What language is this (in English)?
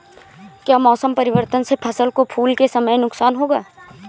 Hindi